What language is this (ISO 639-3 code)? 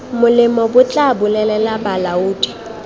tsn